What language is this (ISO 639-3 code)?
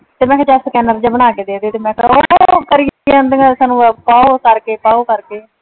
pan